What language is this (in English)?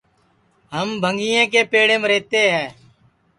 Sansi